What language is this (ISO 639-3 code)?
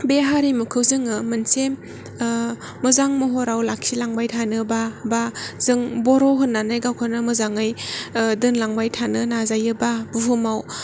brx